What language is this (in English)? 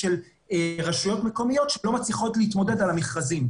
Hebrew